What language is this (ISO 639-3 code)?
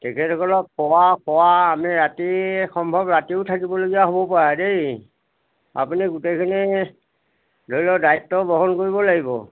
asm